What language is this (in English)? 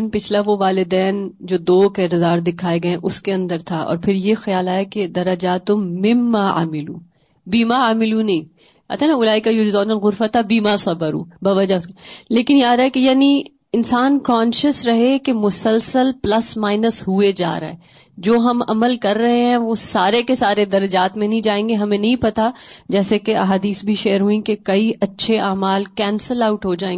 Urdu